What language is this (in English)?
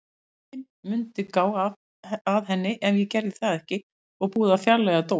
Icelandic